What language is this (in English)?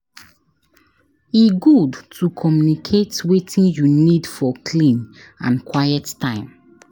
Nigerian Pidgin